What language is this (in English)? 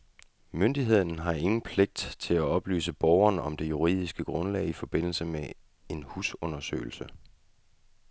Danish